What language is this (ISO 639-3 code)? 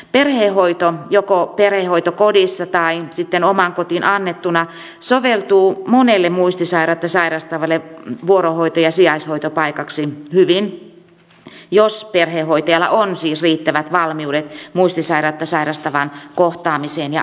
fin